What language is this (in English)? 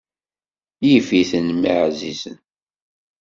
Kabyle